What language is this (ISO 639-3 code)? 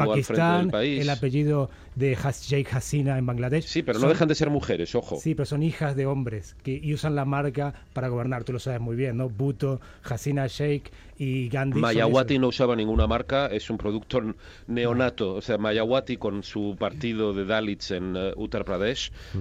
spa